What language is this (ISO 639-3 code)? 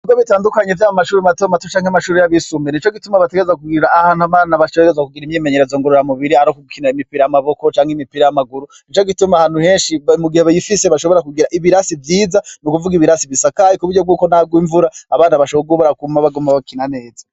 run